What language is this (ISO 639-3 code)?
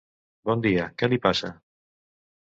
cat